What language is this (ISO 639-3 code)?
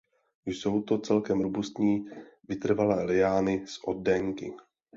ces